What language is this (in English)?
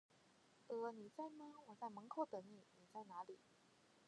Chinese